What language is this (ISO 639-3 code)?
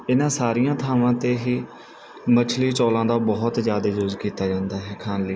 pan